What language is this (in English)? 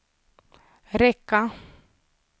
Swedish